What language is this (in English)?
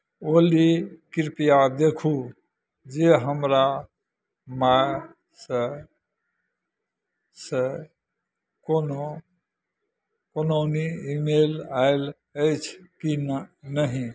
Maithili